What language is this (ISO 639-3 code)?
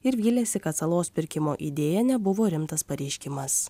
lit